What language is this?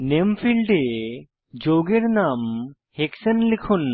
Bangla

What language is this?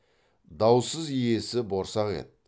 Kazakh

